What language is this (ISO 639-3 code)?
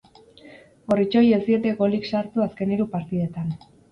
eus